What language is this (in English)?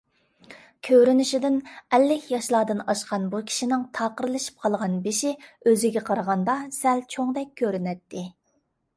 Uyghur